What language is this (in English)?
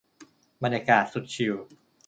Thai